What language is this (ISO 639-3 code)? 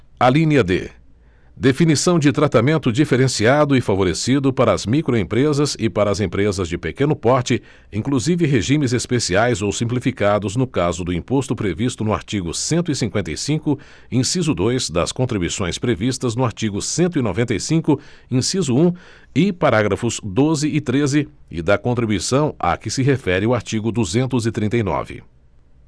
por